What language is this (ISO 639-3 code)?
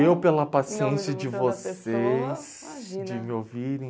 por